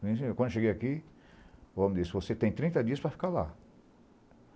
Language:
Portuguese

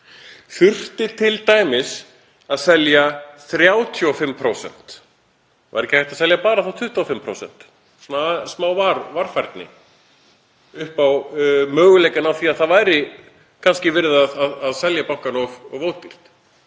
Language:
Icelandic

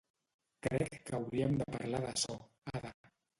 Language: Catalan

